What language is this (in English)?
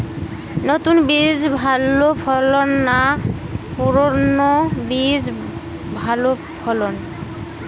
Bangla